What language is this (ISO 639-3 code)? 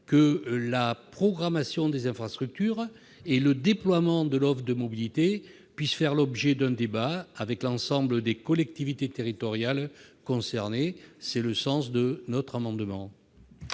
fra